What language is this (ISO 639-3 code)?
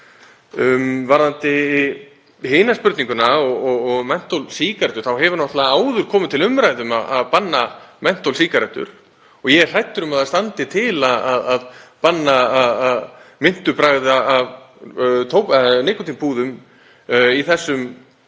isl